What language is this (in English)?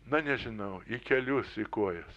Lithuanian